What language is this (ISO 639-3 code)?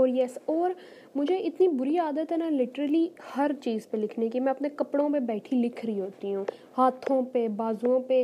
urd